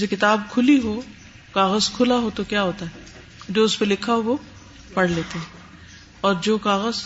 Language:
Urdu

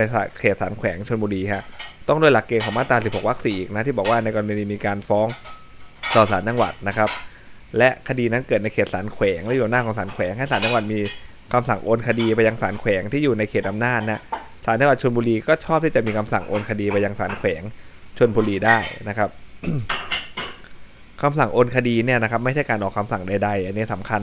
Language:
Thai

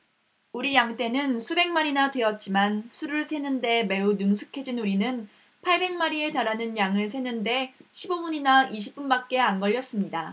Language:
Korean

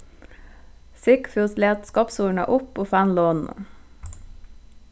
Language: Faroese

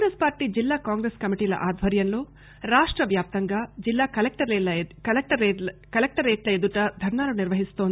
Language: Telugu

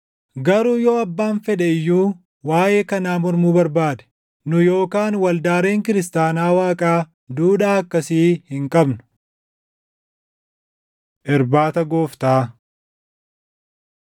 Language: Oromo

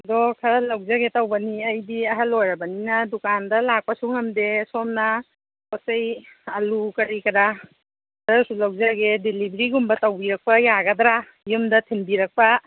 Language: Manipuri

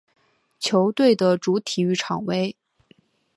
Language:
Chinese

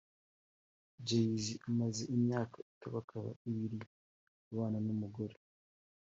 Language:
Kinyarwanda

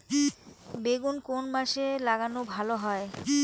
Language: Bangla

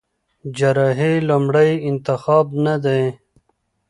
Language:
Pashto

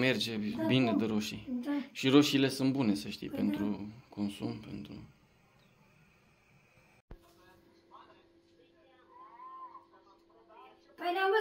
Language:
Romanian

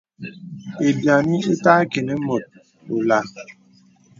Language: Bebele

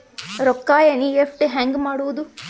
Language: Kannada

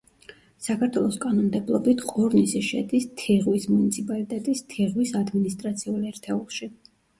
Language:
Georgian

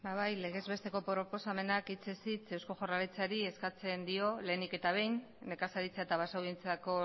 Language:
Basque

